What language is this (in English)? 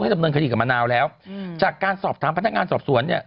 Thai